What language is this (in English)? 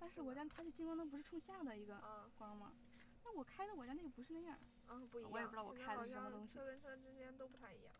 Chinese